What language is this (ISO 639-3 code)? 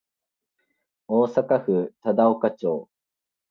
jpn